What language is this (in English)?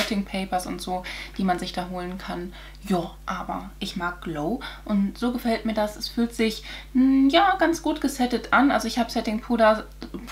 German